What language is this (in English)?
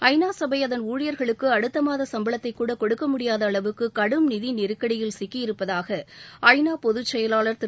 Tamil